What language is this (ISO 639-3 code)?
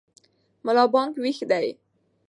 pus